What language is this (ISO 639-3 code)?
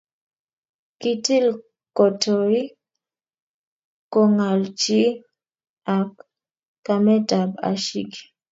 kln